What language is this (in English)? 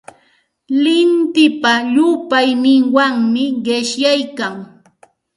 Santa Ana de Tusi Pasco Quechua